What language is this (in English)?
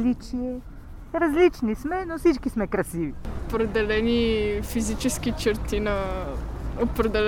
Bulgarian